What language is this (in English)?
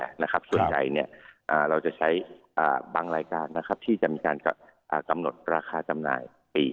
Thai